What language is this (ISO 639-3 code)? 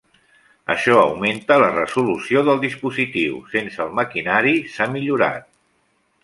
cat